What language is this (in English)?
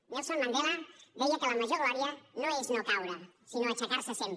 Catalan